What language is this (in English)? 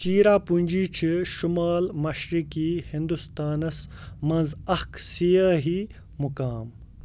Kashmiri